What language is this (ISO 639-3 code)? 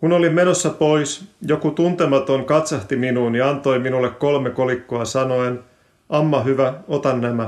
fin